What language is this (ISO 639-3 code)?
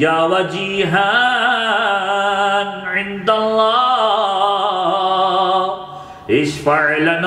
ara